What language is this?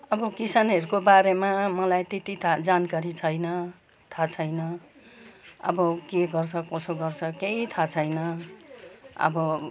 Nepali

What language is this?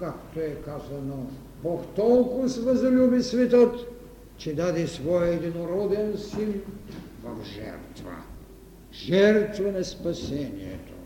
Bulgarian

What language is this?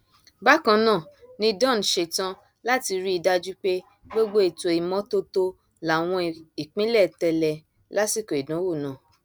Yoruba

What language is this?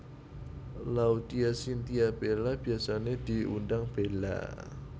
Javanese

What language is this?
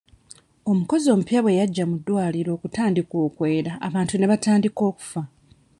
Ganda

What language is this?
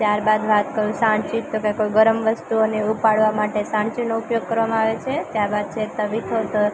Gujarati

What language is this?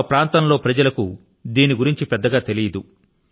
Telugu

